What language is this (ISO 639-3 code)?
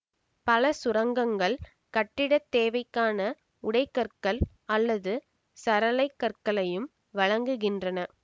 tam